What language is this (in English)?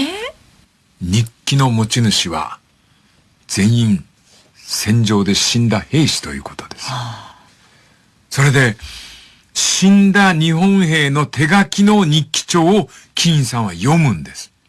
Japanese